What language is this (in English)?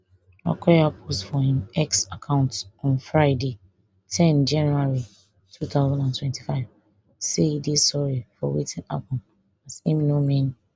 Nigerian Pidgin